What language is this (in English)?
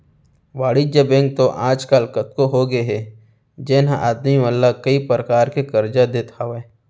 Chhattisgarhi